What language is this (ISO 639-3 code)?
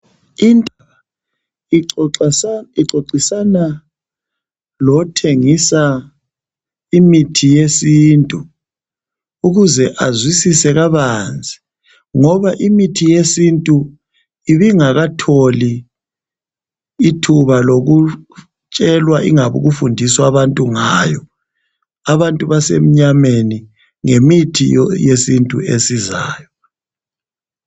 nde